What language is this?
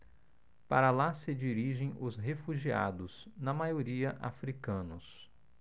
Portuguese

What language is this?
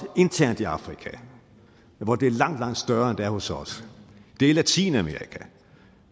Danish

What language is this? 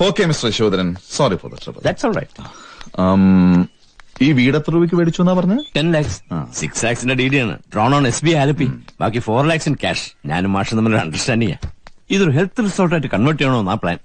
Malayalam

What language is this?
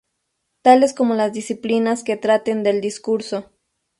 Spanish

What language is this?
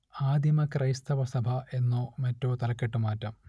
Malayalam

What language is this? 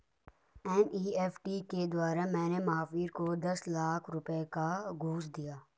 Hindi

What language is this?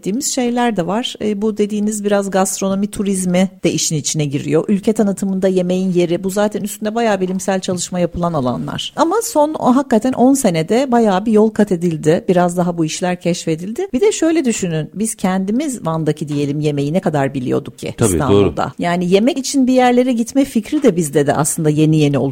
Turkish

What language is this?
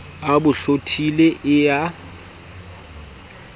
Southern Sotho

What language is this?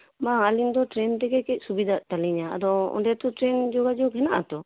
Santali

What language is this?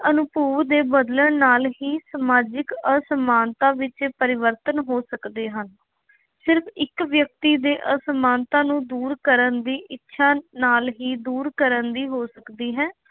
Punjabi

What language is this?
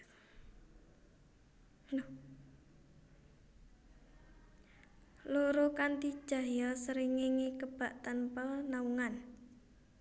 Javanese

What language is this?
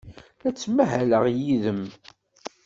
Kabyle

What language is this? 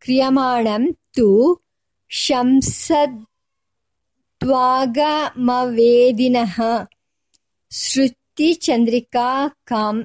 Kannada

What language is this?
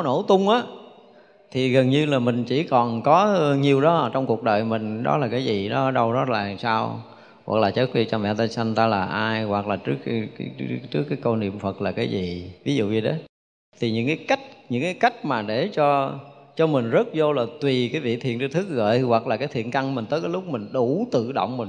Vietnamese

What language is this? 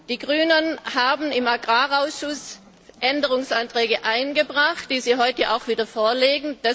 German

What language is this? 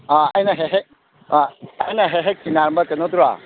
Manipuri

